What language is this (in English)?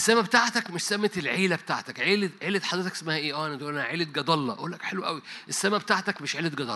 Arabic